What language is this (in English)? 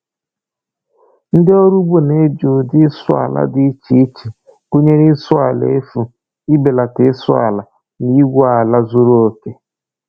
Igbo